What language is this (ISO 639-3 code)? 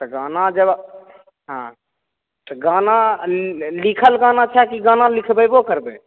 mai